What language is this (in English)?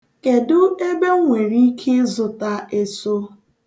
Igbo